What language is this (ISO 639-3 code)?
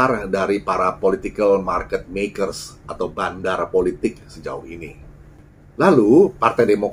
ind